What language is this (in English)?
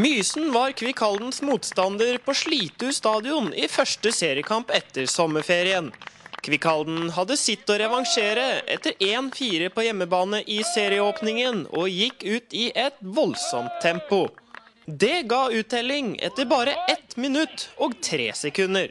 Norwegian